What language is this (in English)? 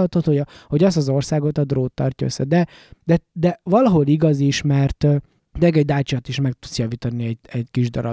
Hungarian